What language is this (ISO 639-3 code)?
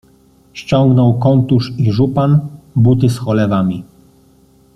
pol